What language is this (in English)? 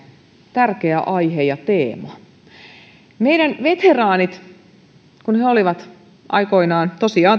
Finnish